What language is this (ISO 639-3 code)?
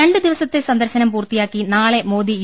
mal